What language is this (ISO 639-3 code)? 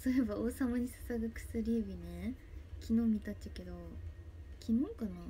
jpn